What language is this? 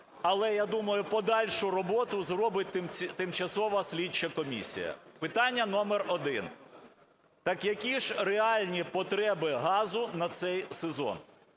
Ukrainian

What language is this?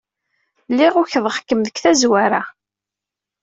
Kabyle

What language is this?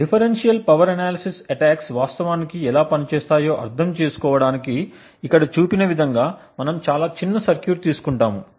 Telugu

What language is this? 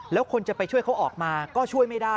Thai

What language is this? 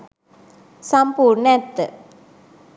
Sinhala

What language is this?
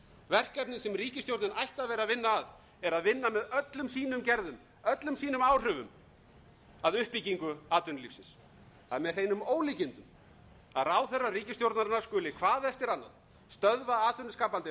Icelandic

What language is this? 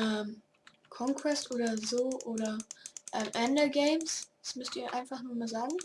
German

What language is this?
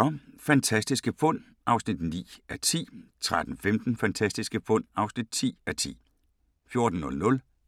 Danish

